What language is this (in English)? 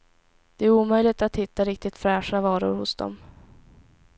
Swedish